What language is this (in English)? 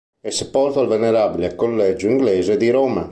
Italian